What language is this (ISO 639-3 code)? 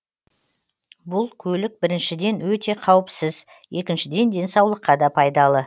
kaz